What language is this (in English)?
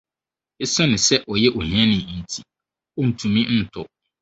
Akan